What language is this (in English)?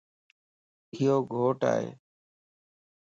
Lasi